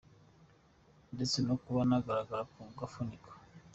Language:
Kinyarwanda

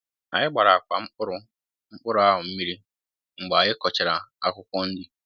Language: Igbo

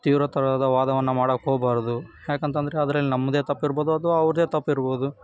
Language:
Kannada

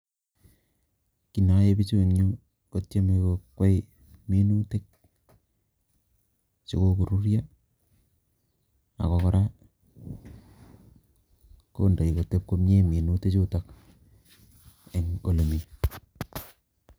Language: Kalenjin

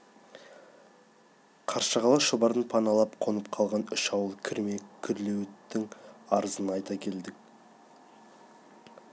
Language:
Kazakh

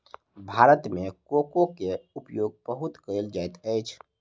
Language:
Maithili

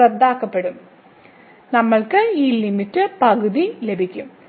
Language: Malayalam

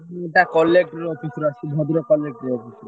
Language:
Odia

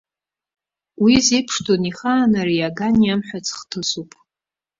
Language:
Abkhazian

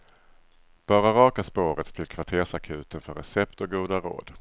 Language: Swedish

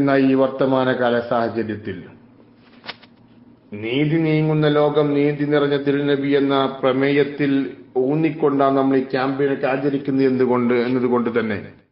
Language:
Arabic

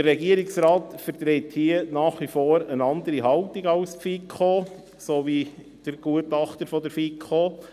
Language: Swiss German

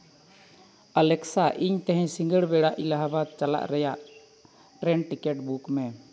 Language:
Santali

